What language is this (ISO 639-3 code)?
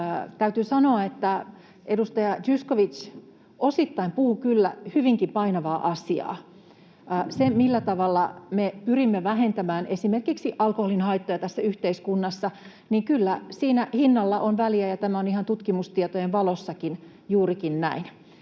fin